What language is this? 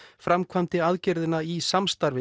Icelandic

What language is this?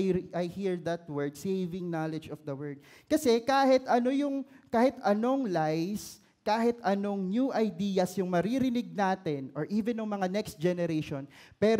Filipino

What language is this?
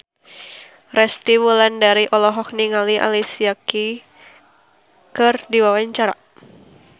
Sundanese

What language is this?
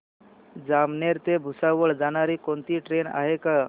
Marathi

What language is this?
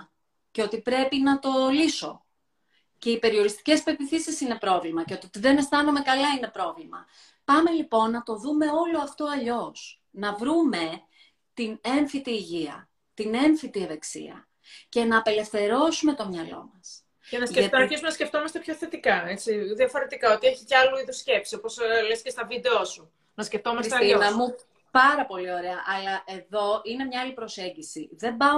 Greek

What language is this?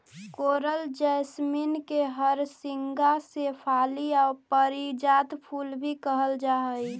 Magahi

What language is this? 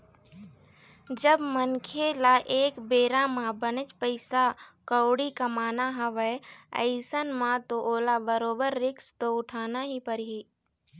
Chhattisgarhi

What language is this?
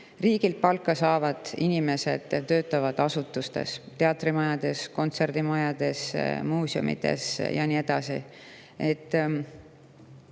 Estonian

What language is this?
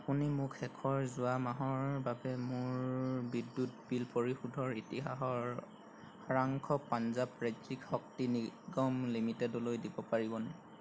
Assamese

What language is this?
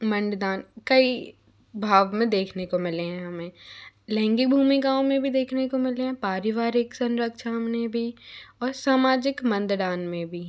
Hindi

